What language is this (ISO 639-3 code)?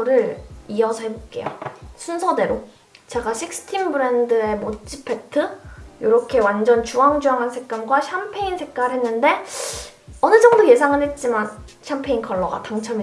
kor